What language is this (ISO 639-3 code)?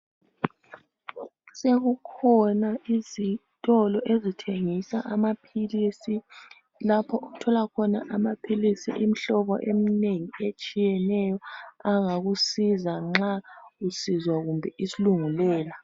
nde